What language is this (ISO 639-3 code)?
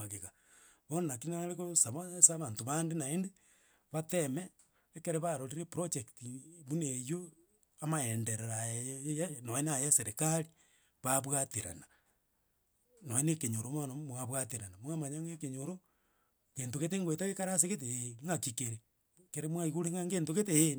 guz